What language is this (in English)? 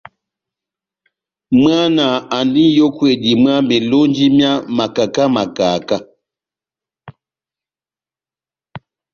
Batanga